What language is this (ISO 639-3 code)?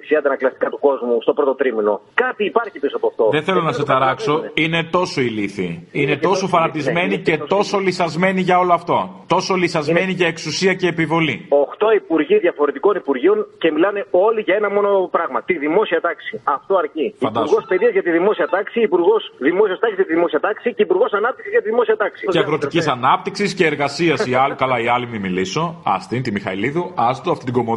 ell